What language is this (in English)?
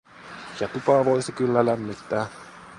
Finnish